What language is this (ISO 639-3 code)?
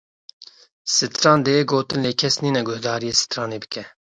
kur